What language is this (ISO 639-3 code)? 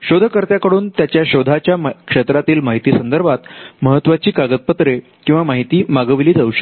mar